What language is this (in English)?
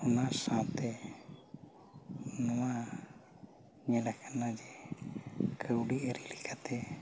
Santali